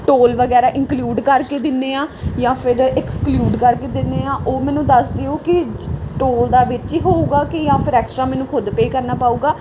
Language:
Punjabi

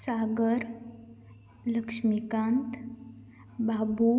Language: Konkani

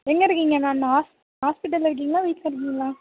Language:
Tamil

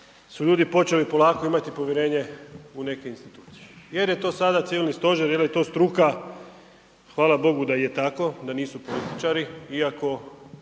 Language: Croatian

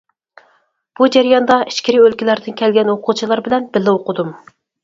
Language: Uyghur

